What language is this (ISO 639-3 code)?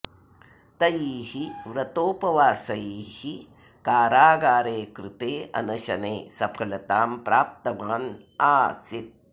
san